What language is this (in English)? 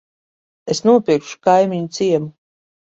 Latvian